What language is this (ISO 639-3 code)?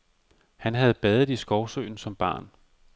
dan